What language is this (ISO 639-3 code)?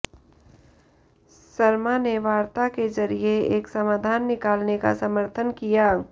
hin